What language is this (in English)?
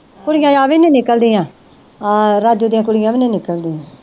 Punjabi